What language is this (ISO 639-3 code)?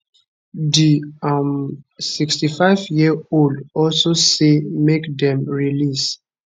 pcm